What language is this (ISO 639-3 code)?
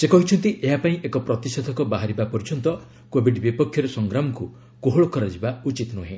ori